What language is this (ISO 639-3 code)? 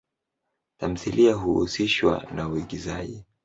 swa